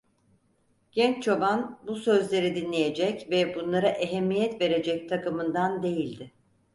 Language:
Turkish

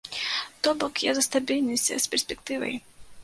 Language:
Belarusian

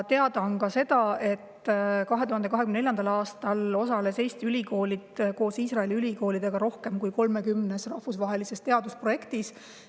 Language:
Estonian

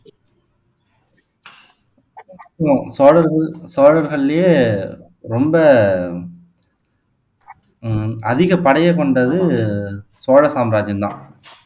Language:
Tamil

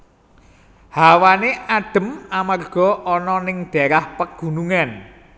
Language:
Javanese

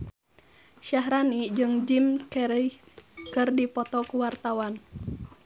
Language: Sundanese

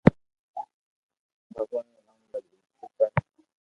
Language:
Loarki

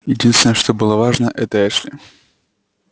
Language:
Russian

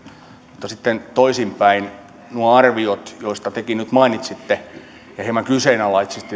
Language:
Finnish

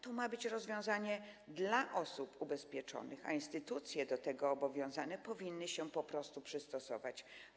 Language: Polish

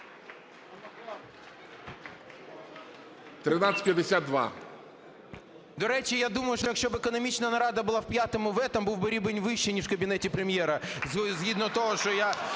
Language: Ukrainian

